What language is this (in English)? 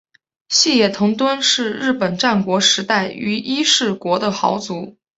Chinese